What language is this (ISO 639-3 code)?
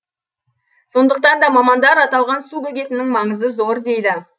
kaz